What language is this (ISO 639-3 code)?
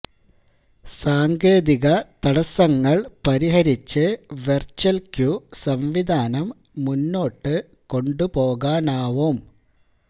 mal